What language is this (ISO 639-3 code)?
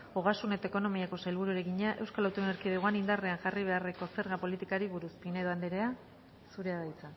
eus